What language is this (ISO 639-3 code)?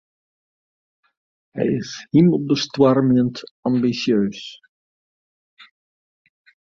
fry